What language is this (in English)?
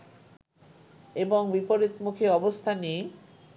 Bangla